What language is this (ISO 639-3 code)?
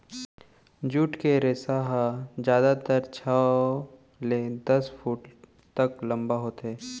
hne